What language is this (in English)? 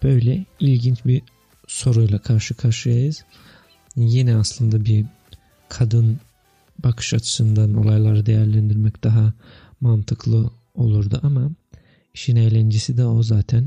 Turkish